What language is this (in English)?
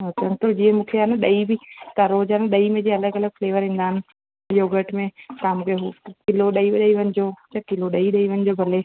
Sindhi